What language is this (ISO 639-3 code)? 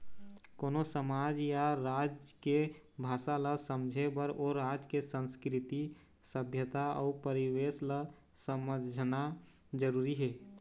hne